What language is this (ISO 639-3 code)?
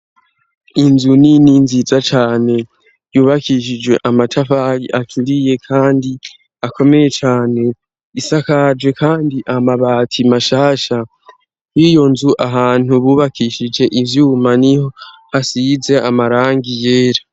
run